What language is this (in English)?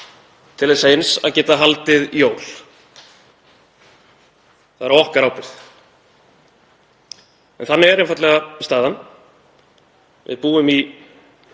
Icelandic